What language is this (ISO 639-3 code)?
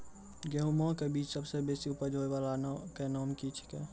mai